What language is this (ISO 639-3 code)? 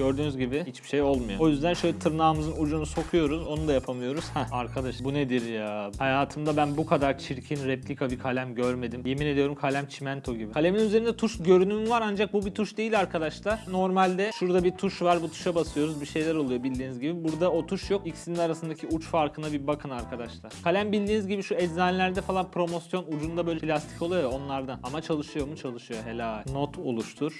tur